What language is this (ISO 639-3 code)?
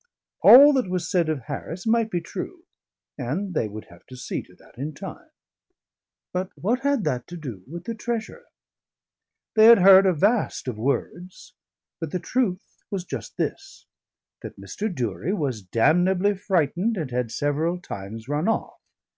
eng